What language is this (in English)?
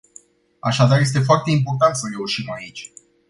Romanian